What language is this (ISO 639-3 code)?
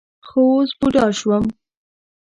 pus